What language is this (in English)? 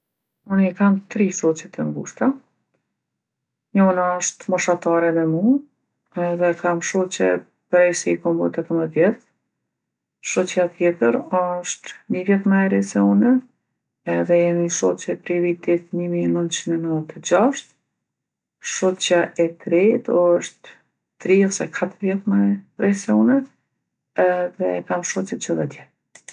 Gheg Albanian